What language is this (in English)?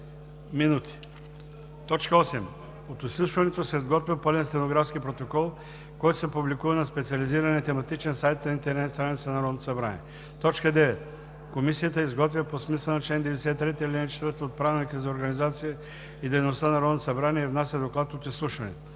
Bulgarian